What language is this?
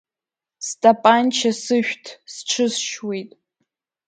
Abkhazian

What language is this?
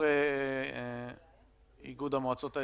Hebrew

